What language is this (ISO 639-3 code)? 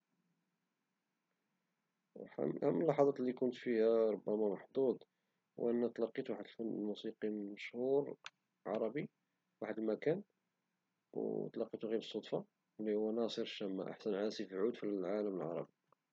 ary